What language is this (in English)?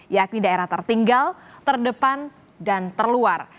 Indonesian